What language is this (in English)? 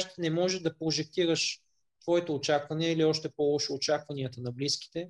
Bulgarian